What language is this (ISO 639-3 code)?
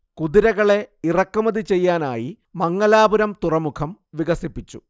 mal